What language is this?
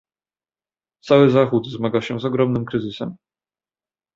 Polish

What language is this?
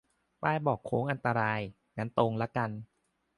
Thai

